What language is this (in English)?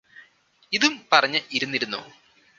Malayalam